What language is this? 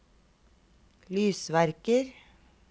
Norwegian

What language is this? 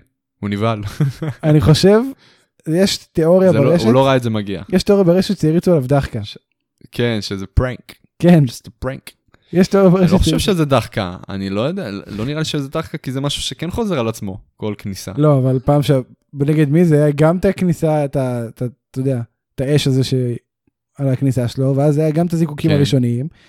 Hebrew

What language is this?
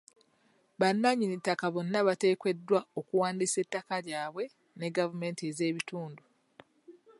Ganda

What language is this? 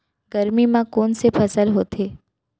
Chhattisgarhi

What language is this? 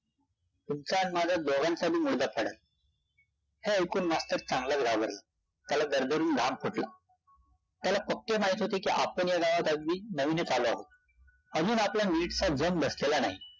Marathi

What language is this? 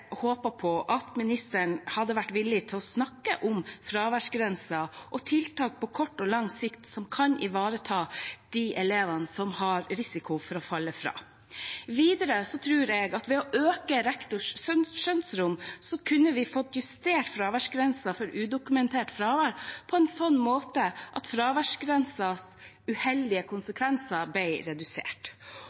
Norwegian Bokmål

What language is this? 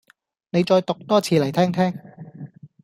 Cantonese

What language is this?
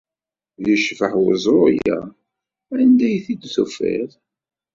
Kabyle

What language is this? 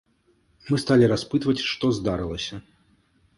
Belarusian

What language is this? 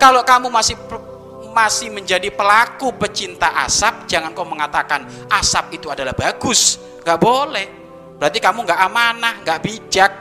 Indonesian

